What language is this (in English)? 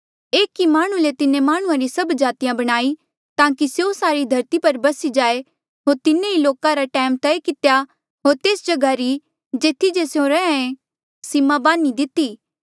Mandeali